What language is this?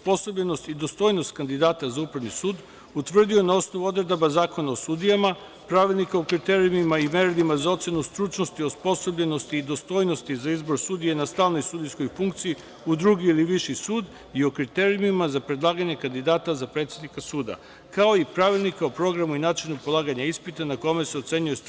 Serbian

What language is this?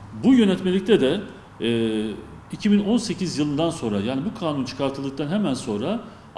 Turkish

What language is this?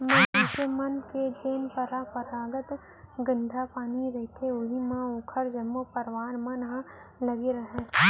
Chhattisgarhi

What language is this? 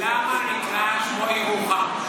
Hebrew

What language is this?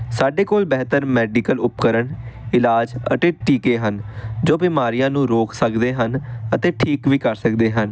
Punjabi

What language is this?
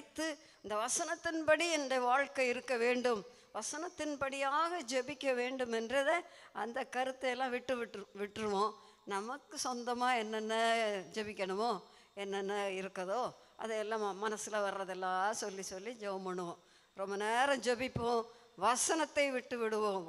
Tamil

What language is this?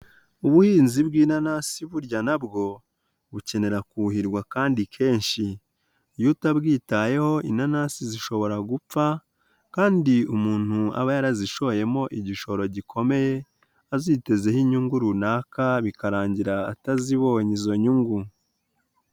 Kinyarwanda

